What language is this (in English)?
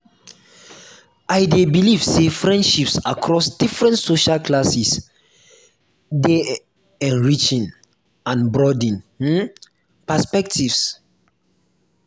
Nigerian Pidgin